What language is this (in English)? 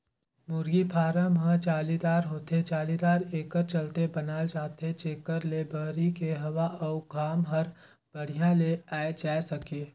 Chhattisgarhi